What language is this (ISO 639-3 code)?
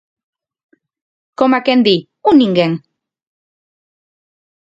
glg